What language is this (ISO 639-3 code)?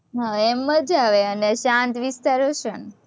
guj